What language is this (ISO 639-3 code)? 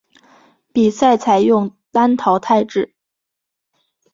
zho